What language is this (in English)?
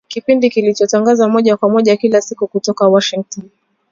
Swahili